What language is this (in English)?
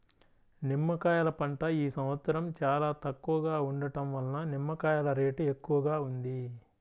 Telugu